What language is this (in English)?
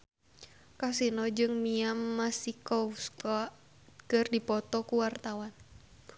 Sundanese